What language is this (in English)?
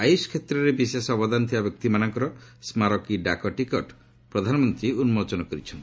Odia